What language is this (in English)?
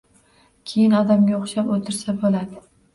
Uzbek